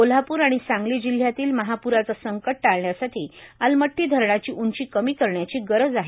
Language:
Marathi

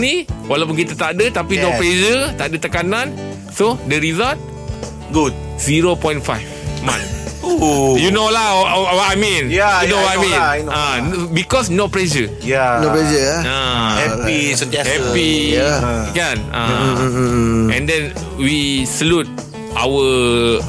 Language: Malay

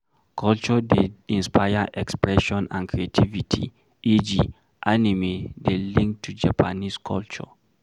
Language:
Nigerian Pidgin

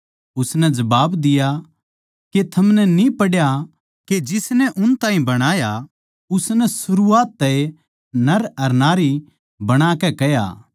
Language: Haryanvi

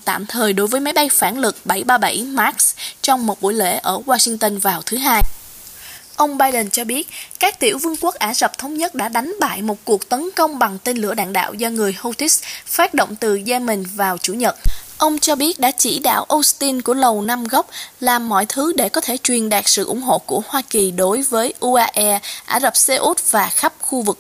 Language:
Vietnamese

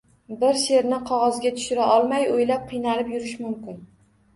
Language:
Uzbek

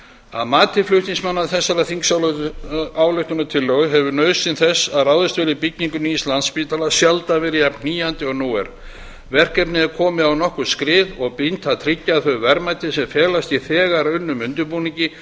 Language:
Icelandic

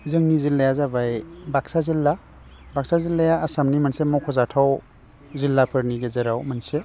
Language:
Bodo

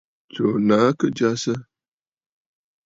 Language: Bafut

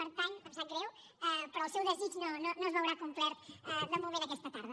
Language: Catalan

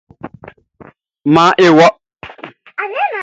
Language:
Baoulé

